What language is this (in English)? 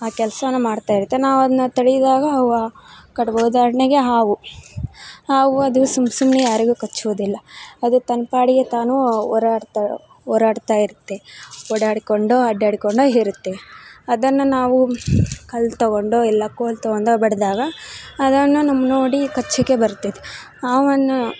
Kannada